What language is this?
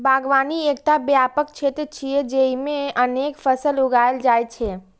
Maithili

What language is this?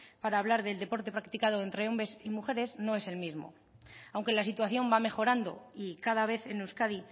Spanish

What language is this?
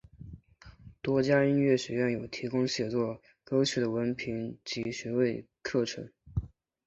Chinese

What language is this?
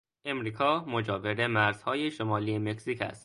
Persian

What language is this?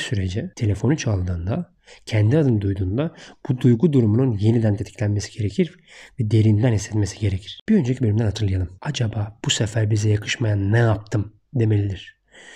Turkish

